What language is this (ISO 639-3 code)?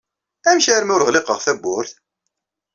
kab